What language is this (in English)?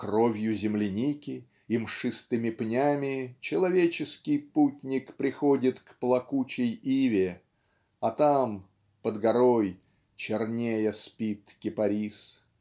Russian